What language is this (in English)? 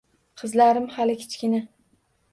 Uzbek